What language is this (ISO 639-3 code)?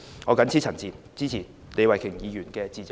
yue